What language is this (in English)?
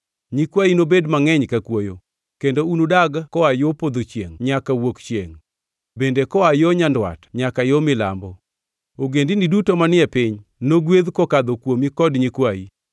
Luo (Kenya and Tanzania)